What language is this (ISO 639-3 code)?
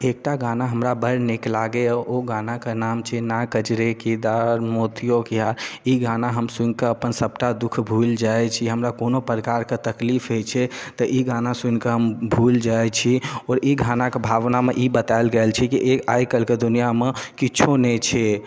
mai